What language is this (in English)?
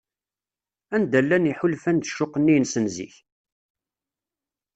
Kabyle